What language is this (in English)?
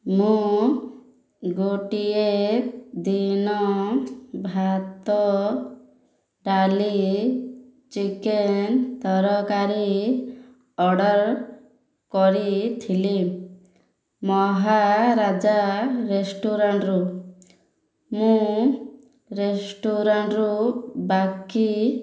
Odia